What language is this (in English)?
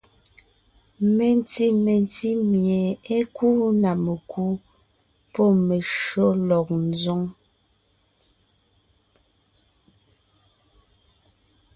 Ngiemboon